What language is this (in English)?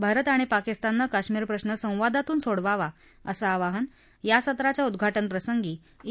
Marathi